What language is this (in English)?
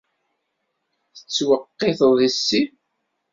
Kabyle